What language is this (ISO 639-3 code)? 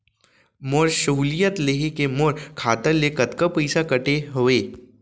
hne